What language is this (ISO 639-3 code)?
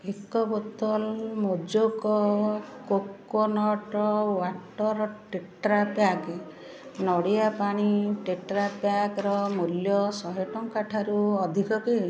ori